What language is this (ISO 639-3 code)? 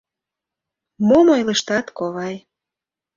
chm